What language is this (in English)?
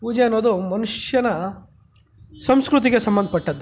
Kannada